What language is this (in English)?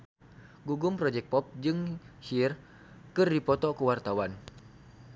Sundanese